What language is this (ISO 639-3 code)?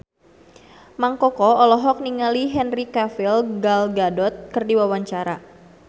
sun